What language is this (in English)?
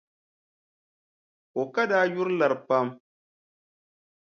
Dagbani